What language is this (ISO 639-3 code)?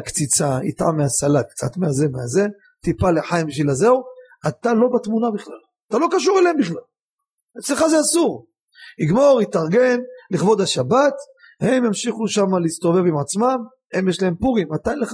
heb